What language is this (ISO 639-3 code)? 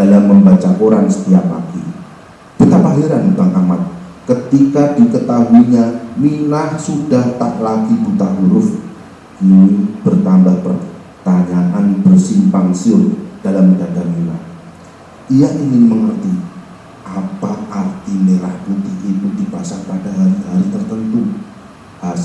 ind